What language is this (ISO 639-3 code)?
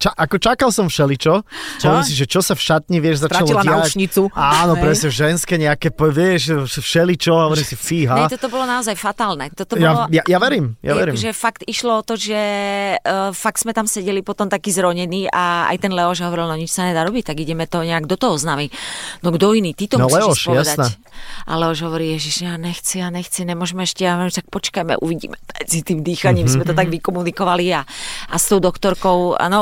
slk